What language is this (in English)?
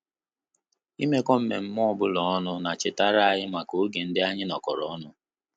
Igbo